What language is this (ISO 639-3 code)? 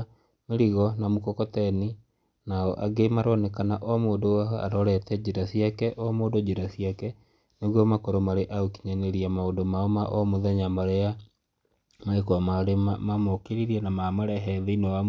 kik